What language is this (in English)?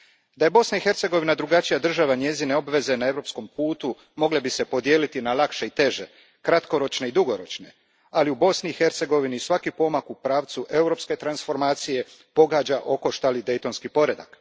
Croatian